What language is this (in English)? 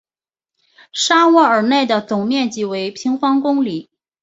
Chinese